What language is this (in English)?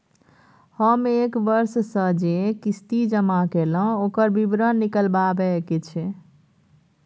Maithili